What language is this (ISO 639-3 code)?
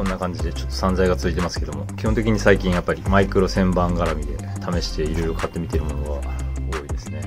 jpn